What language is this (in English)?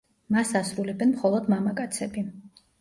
Georgian